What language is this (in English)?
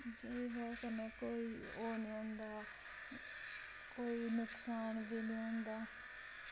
Dogri